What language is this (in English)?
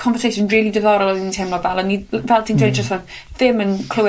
Welsh